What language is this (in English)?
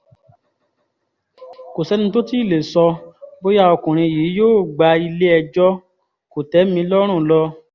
Yoruba